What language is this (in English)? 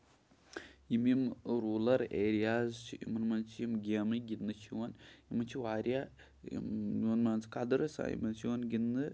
Kashmiri